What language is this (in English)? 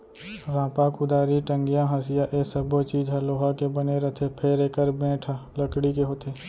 Chhattisgarhi